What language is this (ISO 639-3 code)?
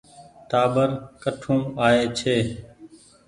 gig